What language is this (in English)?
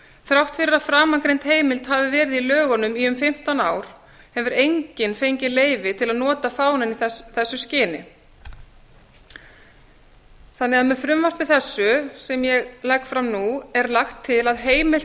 Icelandic